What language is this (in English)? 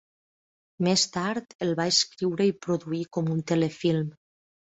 Catalan